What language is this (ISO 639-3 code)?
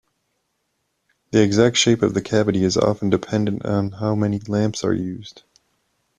eng